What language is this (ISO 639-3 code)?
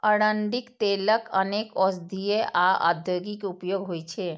mai